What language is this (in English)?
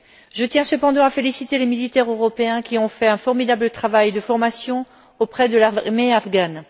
French